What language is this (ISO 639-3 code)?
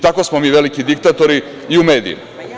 srp